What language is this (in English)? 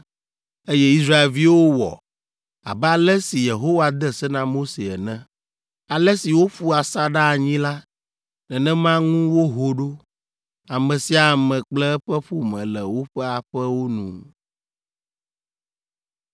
Ewe